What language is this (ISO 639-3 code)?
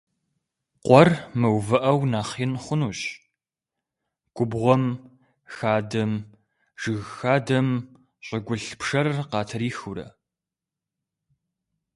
kbd